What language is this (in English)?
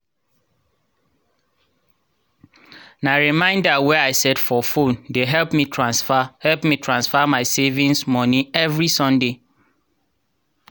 Nigerian Pidgin